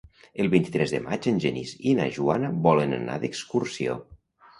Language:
Catalan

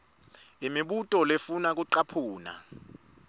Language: Swati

